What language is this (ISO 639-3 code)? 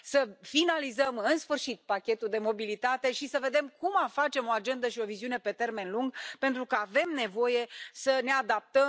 ron